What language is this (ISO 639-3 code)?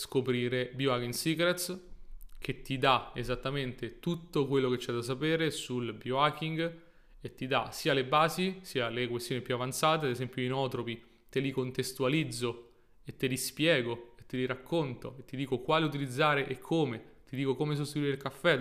ita